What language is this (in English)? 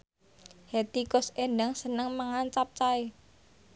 Javanese